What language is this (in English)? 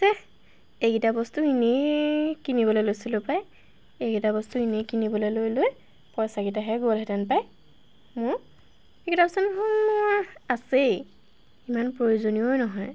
Assamese